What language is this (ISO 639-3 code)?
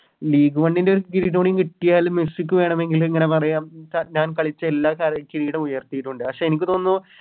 mal